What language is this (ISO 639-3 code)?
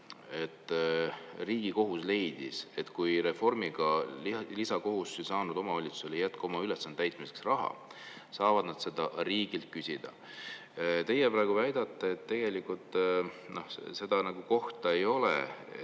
est